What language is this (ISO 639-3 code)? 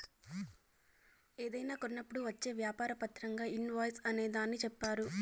tel